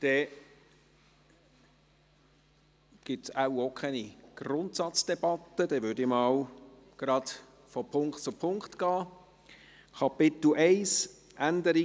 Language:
Swiss German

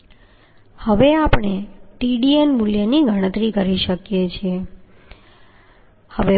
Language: Gujarati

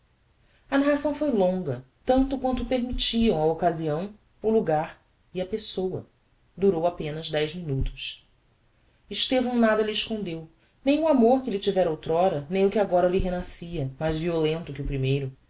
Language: Portuguese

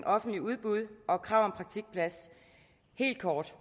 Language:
Danish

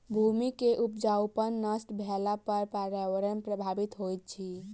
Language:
Maithili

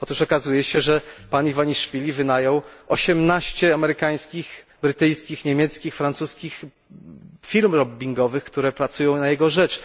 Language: Polish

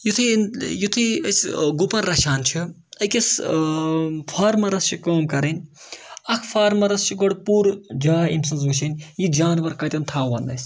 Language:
Kashmiri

